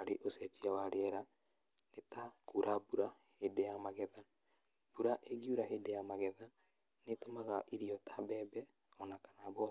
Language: Kikuyu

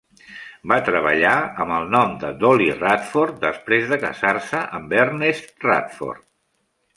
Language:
Catalan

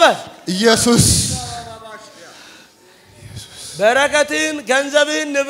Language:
Arabic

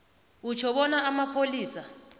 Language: South Ndebele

